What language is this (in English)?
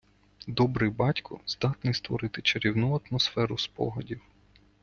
Ukrainian